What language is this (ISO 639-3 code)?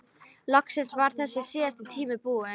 isl